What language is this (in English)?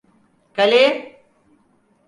Turkish